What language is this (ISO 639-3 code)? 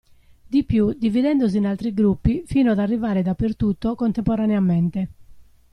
ita